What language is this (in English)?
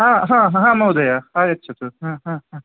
Sanskrit